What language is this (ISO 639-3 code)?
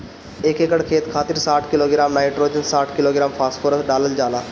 bho